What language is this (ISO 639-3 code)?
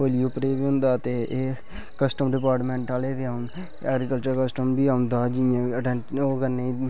doi